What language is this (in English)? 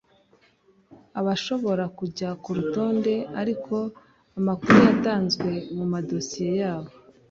Kinyarwanda